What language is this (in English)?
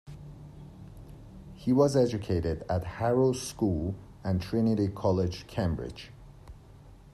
English